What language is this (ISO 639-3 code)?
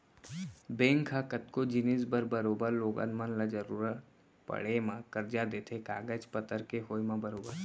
hne